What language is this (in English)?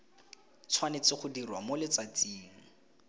Tswana